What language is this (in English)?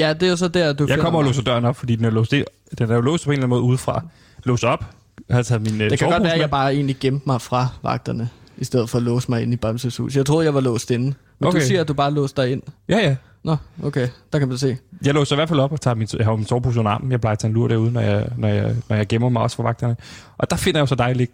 Danish